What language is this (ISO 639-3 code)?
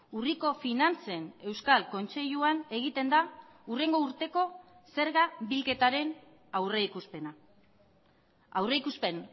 eus